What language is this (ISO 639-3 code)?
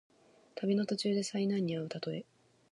jpn